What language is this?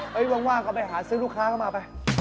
Thai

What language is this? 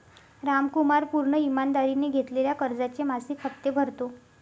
Marathi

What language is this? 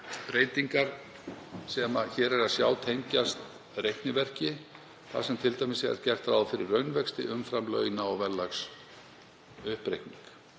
Icelandic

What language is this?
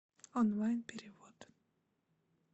Russian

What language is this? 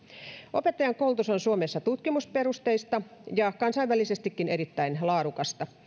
Finnish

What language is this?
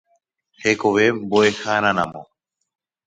Guarani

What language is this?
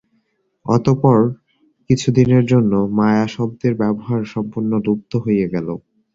Bangla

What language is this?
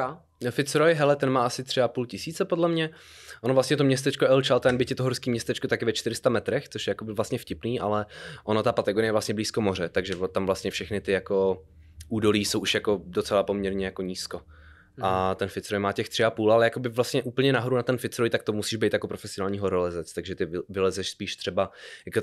Czech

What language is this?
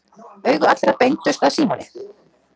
Icelandic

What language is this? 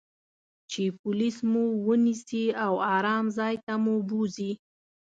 Pashto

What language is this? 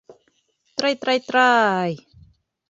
Bashkir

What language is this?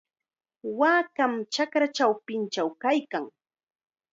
Chiquián Ancash Quechua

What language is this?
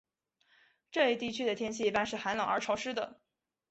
Chinese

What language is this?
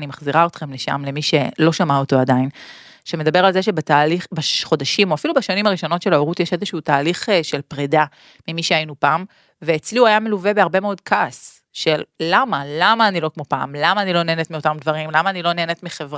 Hebrew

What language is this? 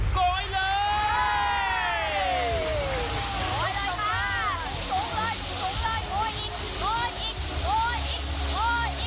Thai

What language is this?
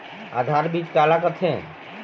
Chhattisgarhi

